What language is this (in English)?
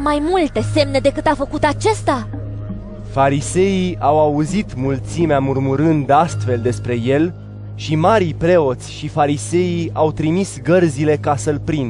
Romanian